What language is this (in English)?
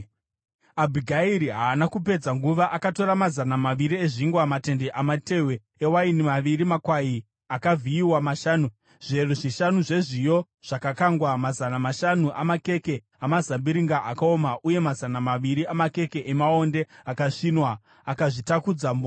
Shona